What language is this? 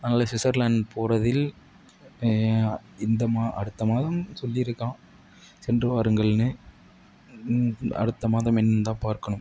Tamil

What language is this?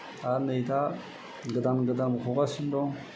Bodo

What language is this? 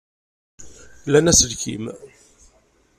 Kabyle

